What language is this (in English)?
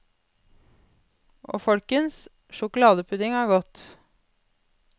Norwegian